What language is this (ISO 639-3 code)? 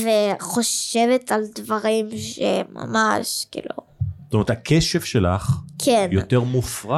heb